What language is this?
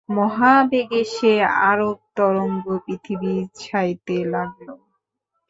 Bangla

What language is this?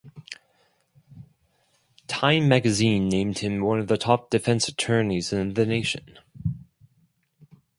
English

